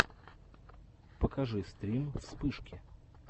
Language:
Russian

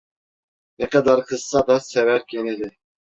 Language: Turkish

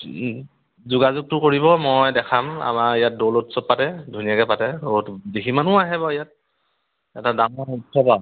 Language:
Assamese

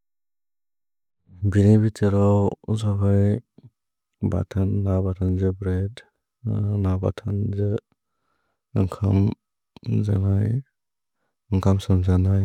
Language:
Bodo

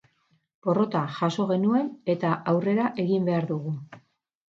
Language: Basque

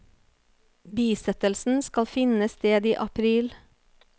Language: Norwegian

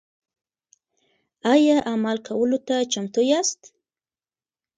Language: Pashto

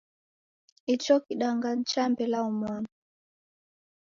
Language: Taita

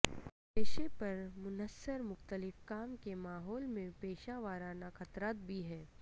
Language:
Urdu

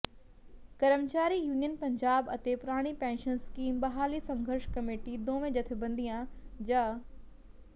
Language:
Punjabi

